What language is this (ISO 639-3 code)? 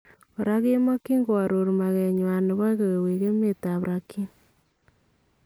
kln